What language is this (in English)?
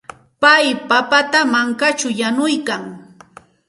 Santa Ana de Tusi Pasco Quechua